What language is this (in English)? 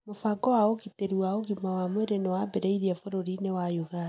Kikuyu